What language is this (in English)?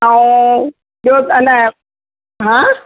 Sindhi